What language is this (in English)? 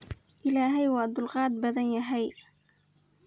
Somali